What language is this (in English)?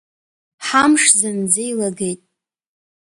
Abkhazian